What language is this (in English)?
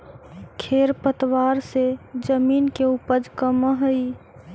Magahi